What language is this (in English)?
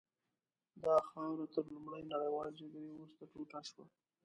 Pashto